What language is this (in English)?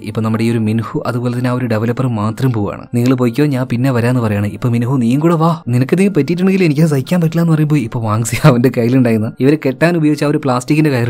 Malayalam